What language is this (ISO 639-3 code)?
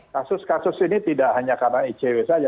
ind